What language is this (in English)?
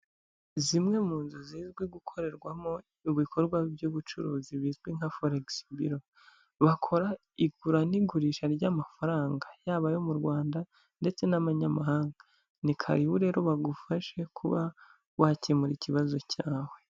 Kinyarwanda